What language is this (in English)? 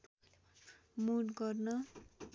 Nepali